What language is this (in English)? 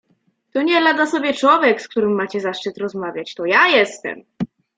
Polish